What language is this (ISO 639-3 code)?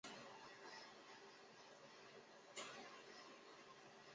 zho